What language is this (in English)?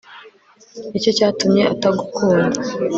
Kinyarwanda